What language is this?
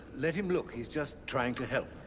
English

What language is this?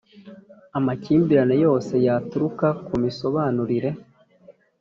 Kinyarwanda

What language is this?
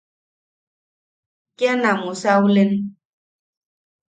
Yaqui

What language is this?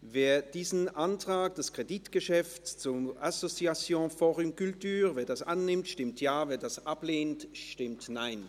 Swiss German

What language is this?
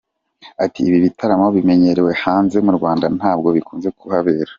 Kinyarwanda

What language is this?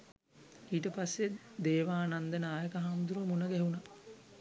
Sinhala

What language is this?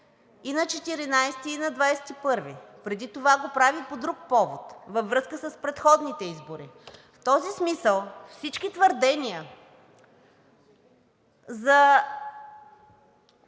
Bulgarian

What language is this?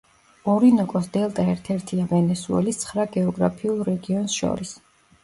Georgian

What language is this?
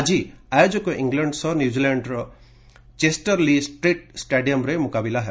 Odia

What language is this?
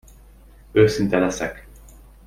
Hungarian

